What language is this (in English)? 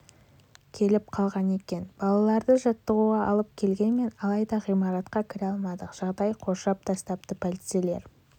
Kazakh